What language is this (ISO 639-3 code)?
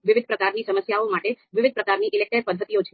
guj